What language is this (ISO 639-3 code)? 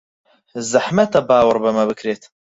ckb